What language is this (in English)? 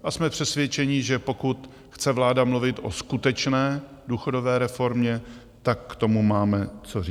Czech